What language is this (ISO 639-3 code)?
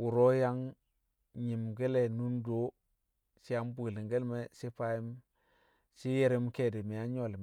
kcq